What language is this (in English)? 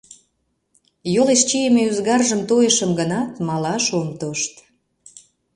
Mari